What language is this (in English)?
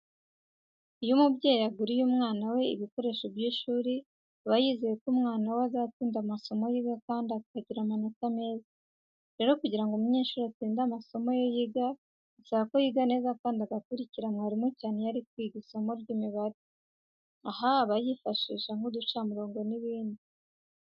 Kinyarwanda